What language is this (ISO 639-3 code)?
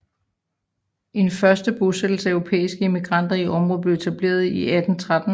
dan